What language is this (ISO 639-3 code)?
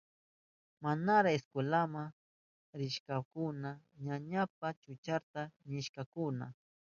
qup